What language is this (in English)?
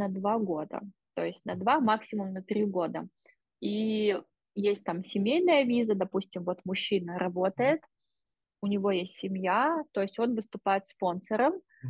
Russian